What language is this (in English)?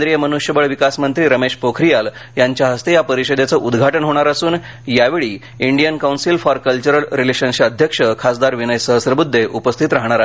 Marathi